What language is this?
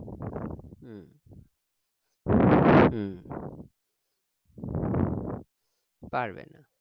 Bangla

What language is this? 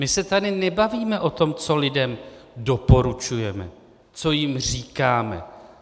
Czech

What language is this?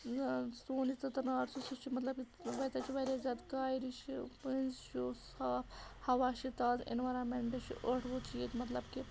Kashmiri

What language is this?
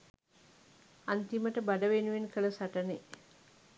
Sinhala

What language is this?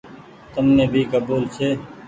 Goaria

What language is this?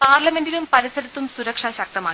Malayalam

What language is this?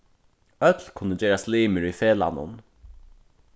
Faroese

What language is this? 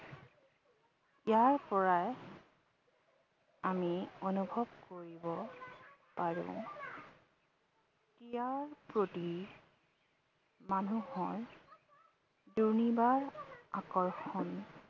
Assamese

